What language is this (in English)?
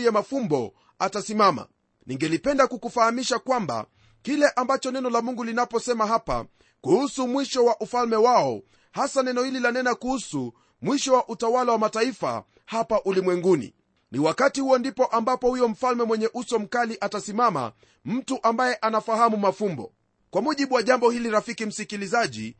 Swahili